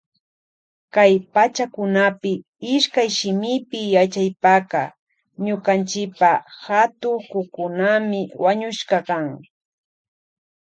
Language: Loja Highland Quichua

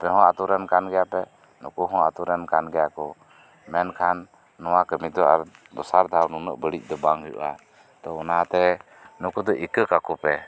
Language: Santali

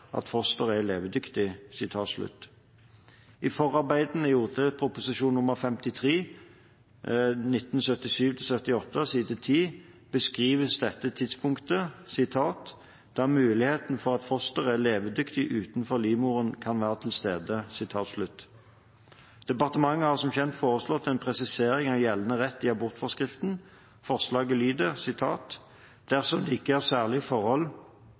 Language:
Norwegian Bokmål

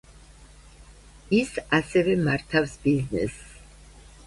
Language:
Georgian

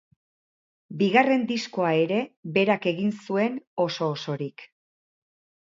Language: Basque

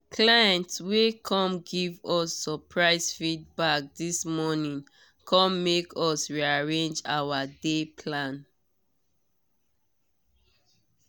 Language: Nigerian Pidgin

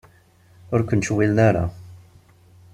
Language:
Kabyle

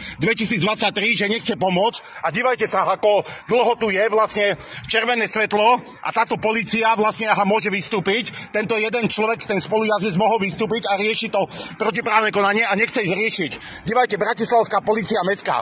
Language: Czech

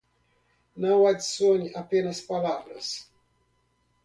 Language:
Portuguese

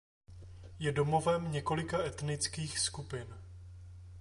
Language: Czech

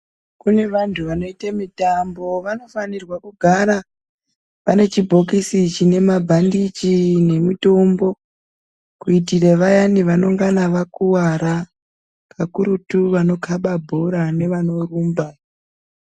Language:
Ndau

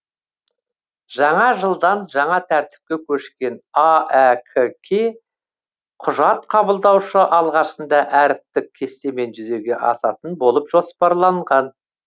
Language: Kazakh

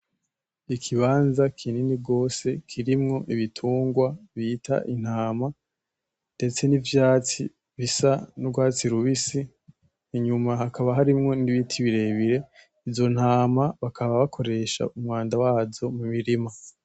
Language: Rundi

